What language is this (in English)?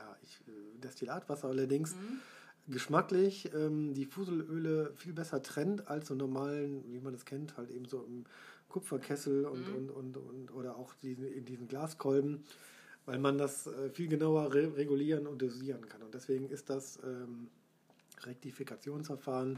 German